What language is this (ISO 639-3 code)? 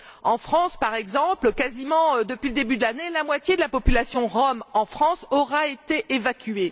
fra